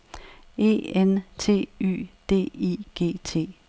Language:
Danish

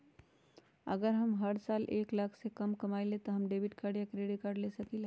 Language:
Magahi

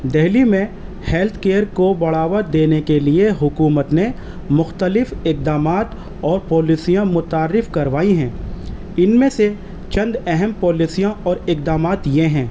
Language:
Urdu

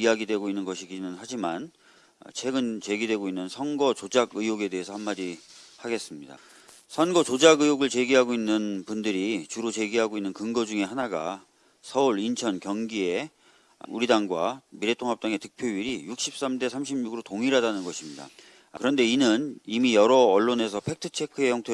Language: Korean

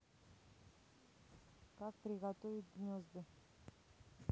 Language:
Russian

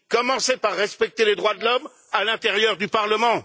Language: French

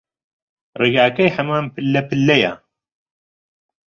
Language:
Central Kurdish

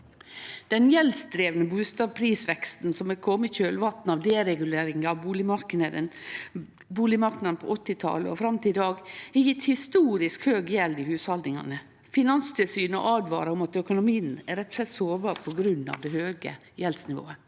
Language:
Norwegian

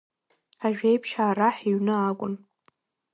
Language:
Abkhazian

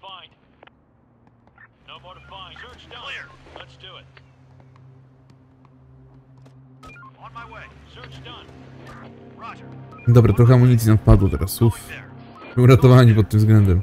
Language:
Polish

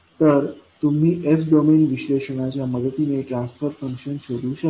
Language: Marathi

